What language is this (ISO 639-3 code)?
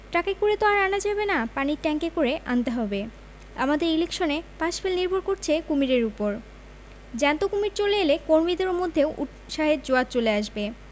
ben